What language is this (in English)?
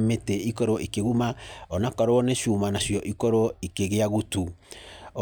Kikuyu